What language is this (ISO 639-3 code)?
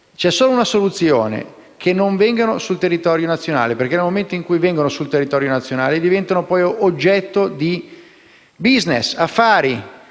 ita